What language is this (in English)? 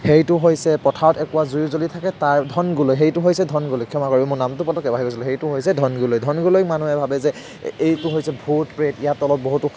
Assamese